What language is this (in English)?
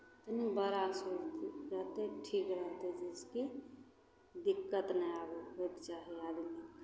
Maithili